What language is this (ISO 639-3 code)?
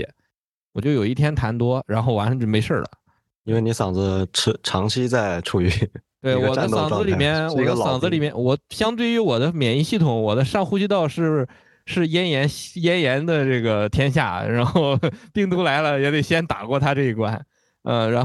zho